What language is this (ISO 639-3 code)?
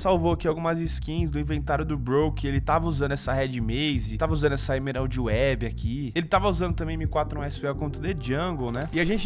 por